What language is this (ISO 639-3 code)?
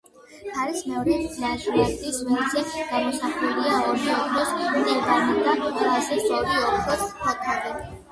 kat